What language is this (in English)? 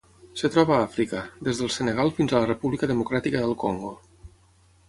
Catalan